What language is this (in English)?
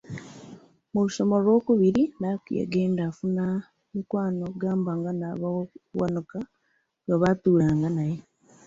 Ganda